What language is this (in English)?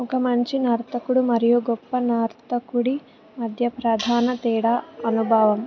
Telugu